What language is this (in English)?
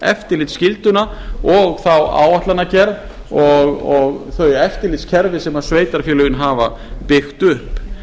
Icelandic